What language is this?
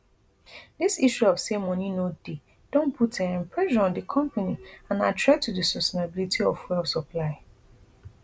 Nigerian Pidgin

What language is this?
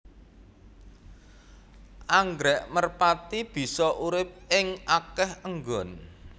Javanese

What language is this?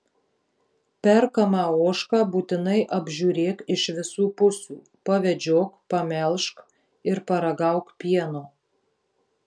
Lithuanian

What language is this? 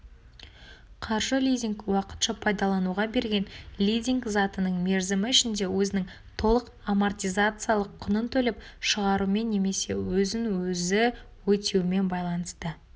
Kazakh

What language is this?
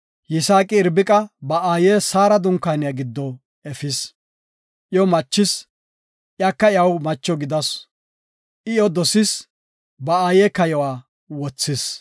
Gofa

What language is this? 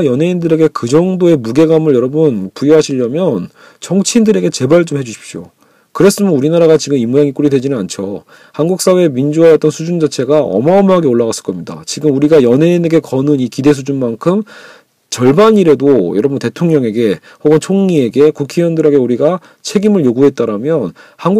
Korean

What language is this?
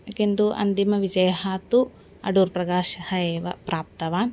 Sanskrit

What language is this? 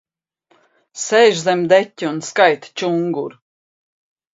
Latvian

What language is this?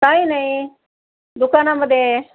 Marathi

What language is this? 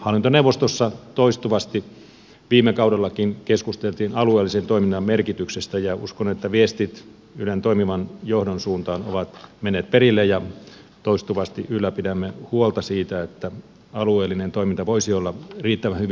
Finnish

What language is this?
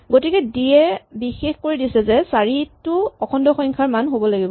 Assamese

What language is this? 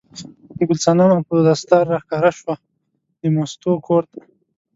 Pashto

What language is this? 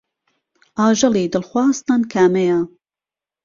Central Kurdish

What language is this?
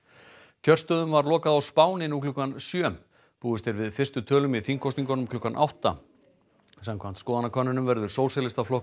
Icelandic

